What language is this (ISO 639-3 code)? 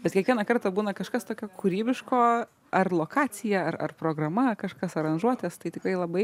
lit